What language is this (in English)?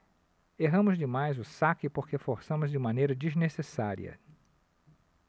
Portuguese